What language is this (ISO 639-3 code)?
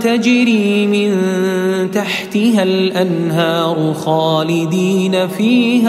ara